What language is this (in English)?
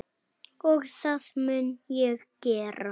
Icelandic